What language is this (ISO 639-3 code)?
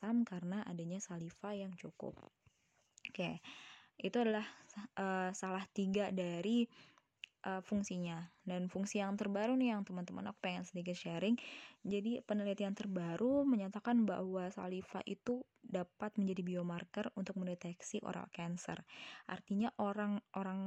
ind